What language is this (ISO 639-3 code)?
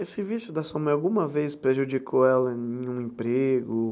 por